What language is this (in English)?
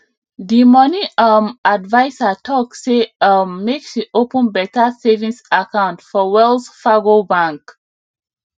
Nigerian Pidgin